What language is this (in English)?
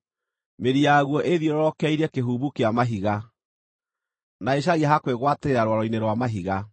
Kikuyu